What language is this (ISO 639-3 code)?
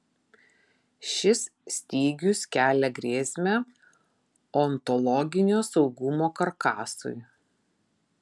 lit